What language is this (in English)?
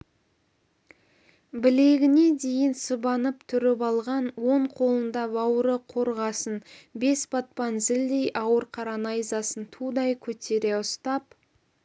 Kazakh